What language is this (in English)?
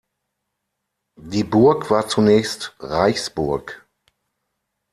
German